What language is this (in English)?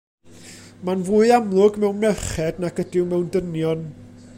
Welsh